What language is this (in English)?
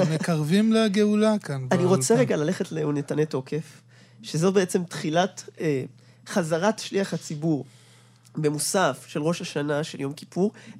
Hebrew